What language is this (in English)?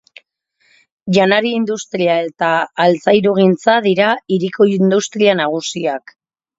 Basque